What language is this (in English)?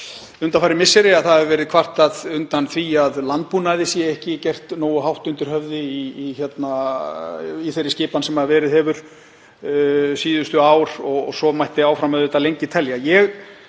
Icelandic